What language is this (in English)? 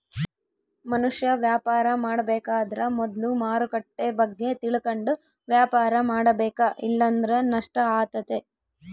Kannada